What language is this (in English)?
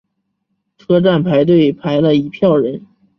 Chinese